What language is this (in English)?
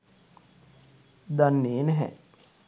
Sinhala